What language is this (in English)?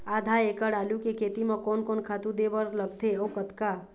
Chhattisgarhi